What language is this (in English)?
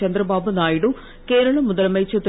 Tamil